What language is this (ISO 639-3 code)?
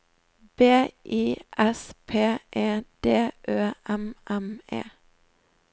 nor